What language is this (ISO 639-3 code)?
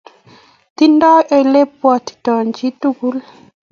kln